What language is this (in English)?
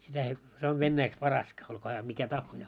Finnish